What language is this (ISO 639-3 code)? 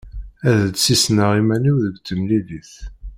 kab